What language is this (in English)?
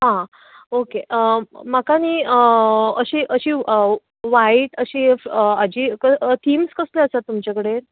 Konkani